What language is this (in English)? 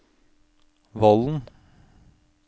Norwegian